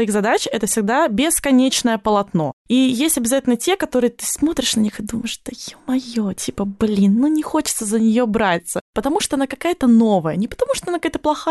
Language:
Russian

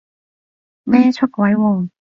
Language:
Cantonese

